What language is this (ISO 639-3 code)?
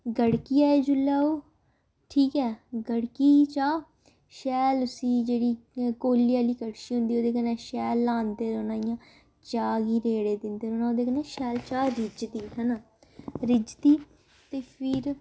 doi